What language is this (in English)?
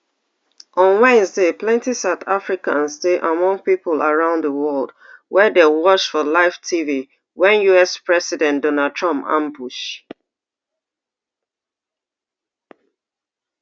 Nigerian Pidgin